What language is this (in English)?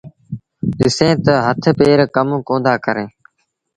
Sindhi Bhil